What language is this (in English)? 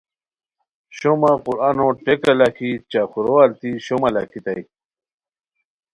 Khowar